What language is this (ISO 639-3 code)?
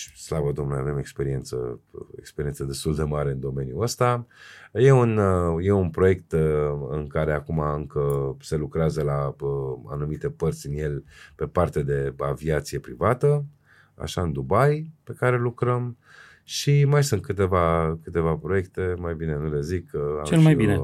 ron